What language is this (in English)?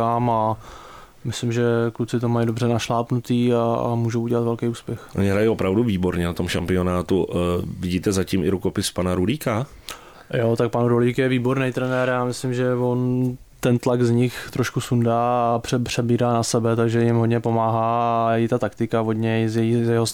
Czech